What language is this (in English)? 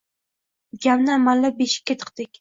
Uzbek